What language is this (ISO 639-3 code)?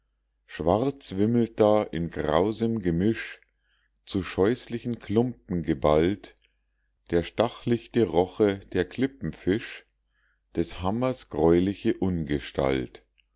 deu